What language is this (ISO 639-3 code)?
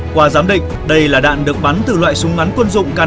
vie